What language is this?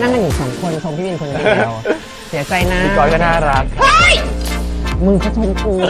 Thai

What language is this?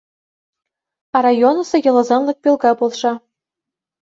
Mari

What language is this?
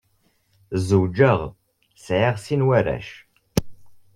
Kabyle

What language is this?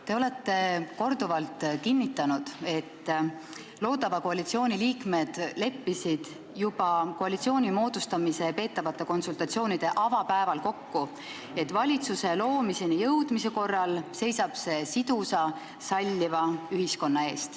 Estonian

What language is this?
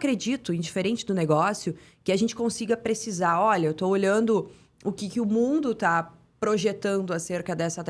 Portuguese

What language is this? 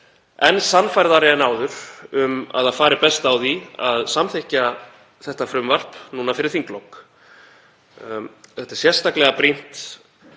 Icelandic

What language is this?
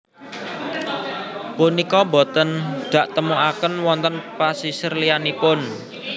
Javanese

